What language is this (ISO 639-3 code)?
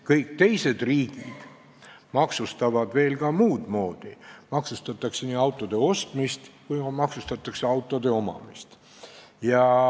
est